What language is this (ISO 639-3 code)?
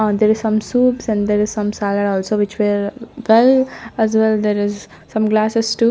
eng